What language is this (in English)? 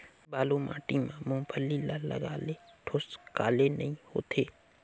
Chhattisgarhi